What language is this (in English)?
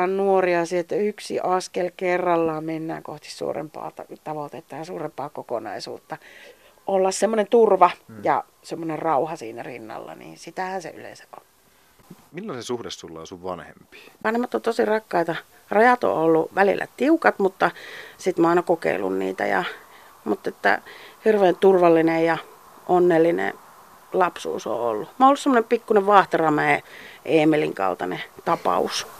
Finnish